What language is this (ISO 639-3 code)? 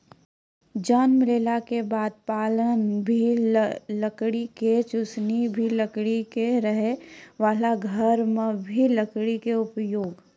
mai